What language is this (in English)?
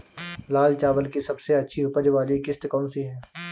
Hindi